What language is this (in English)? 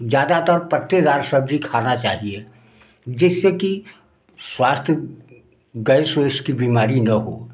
Hindi